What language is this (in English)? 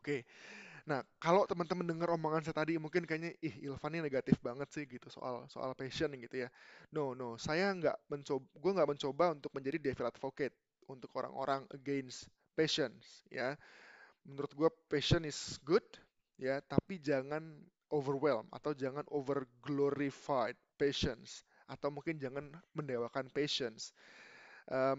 Indonesian